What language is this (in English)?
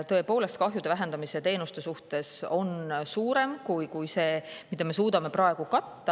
Estonian